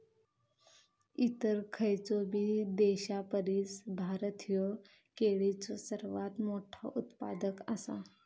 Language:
Marathi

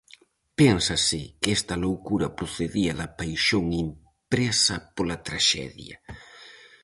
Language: Galician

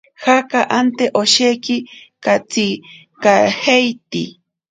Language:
Ashéninka Perené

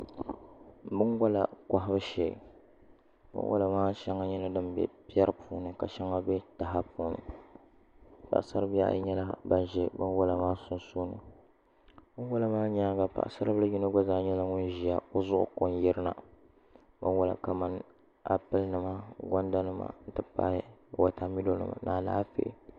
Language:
Dagbani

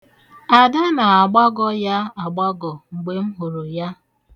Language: Igbo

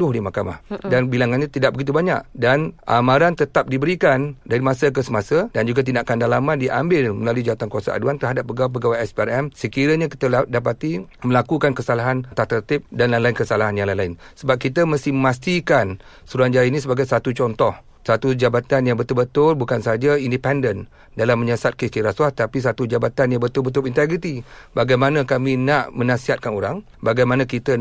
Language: Malay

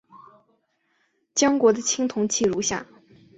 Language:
Chinese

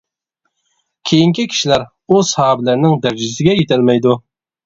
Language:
Uyghur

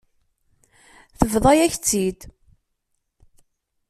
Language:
Kabyle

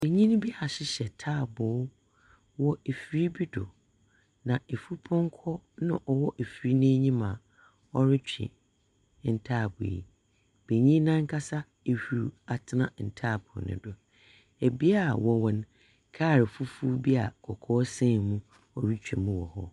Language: Akan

